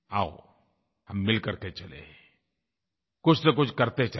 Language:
Hindi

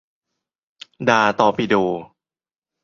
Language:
Thai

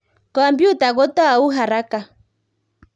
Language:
Kalenjin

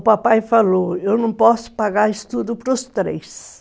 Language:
Portuguese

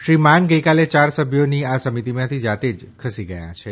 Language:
Gujarati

